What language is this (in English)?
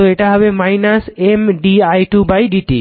Bangla